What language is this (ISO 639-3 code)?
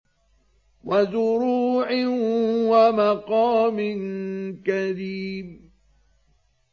ara